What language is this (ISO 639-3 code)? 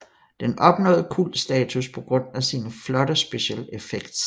dan